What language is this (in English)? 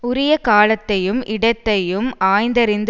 Tamil